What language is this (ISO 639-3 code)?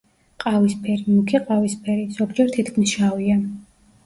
kat